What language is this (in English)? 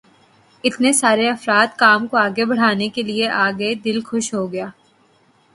Urdu